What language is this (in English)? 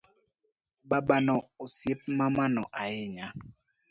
Luo (Kenya and Tanzania)